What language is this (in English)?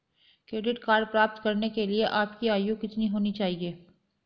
Hindi